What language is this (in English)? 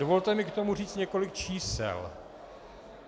Czech